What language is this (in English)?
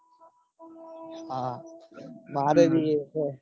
Gujarati